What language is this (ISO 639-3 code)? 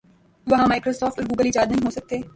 urd